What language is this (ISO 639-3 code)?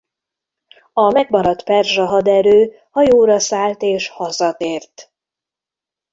hun